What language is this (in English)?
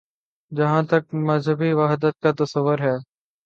Urdu